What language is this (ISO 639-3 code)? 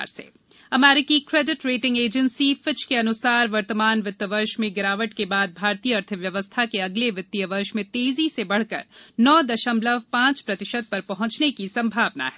hin